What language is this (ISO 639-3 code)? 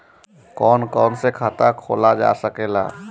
bho